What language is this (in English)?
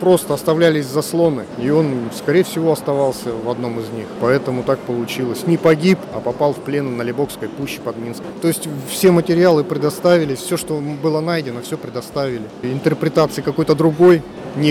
Russian